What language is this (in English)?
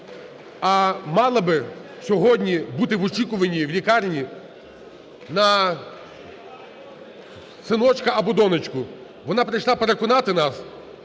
Ukrainian